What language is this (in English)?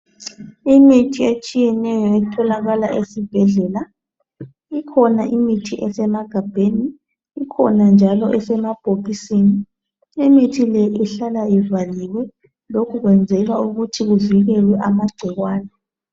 North Ndebele